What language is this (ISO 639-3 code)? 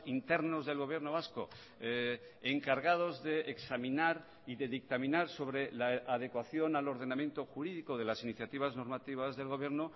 spa